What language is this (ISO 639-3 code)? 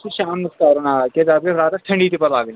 kas